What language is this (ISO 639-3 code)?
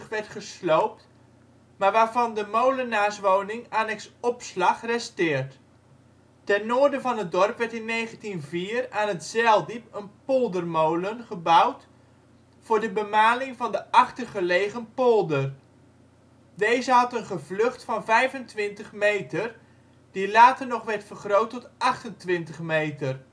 nld